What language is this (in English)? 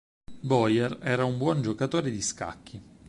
Italian